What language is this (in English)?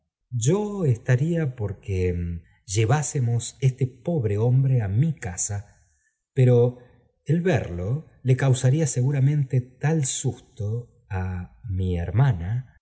Spanish